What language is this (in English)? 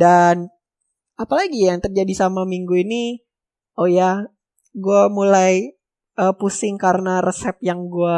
Indonesian